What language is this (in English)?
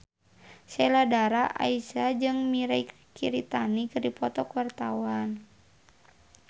Sundanese